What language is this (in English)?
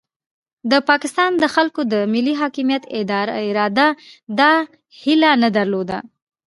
Pashto